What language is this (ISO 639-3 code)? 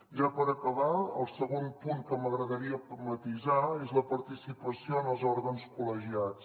cat